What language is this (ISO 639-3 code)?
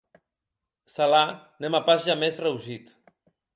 oci